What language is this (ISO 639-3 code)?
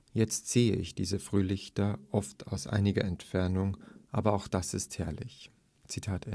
deu